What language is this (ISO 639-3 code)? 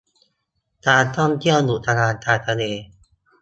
tha